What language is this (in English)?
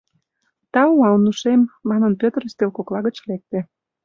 Mari